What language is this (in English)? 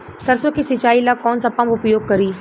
Bhojpuri